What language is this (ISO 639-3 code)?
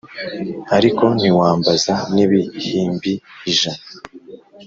kin